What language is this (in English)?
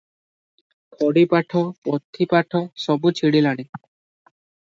Odia